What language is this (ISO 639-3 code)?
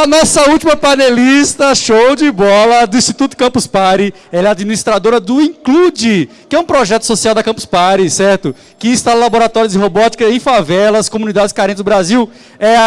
por